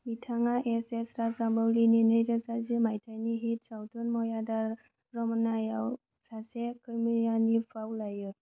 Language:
Bodo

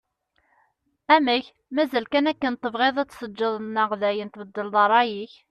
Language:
Kabyle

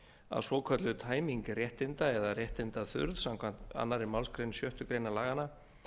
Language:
Icelandic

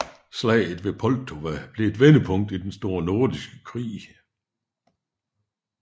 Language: Danish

